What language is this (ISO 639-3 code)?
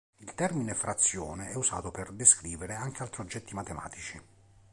ita